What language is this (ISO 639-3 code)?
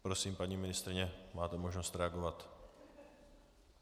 ces